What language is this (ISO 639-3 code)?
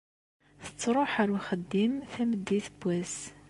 kab